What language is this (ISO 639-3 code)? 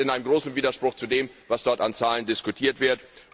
deu